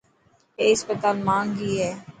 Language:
Dhatki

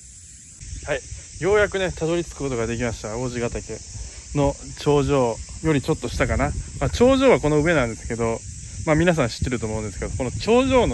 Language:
Japanese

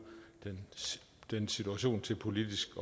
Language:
Danish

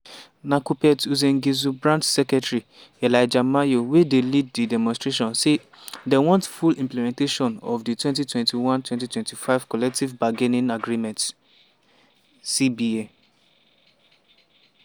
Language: Nigerian Pidgin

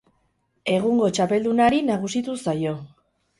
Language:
Basque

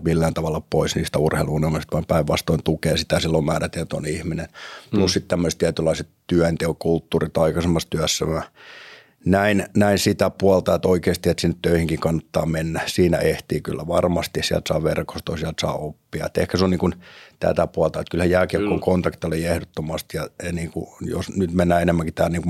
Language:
Finnish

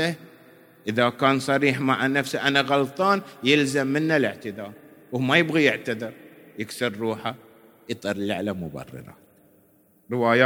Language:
Arabic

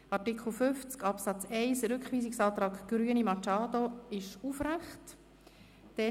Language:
Swiss German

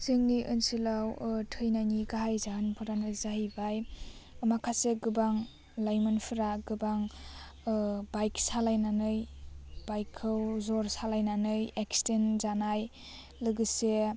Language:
Bodo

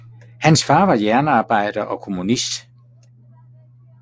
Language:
Danish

